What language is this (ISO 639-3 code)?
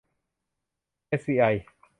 tha